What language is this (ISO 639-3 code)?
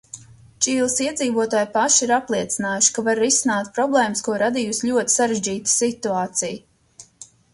lav